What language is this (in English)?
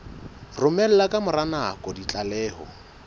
Southern Sotho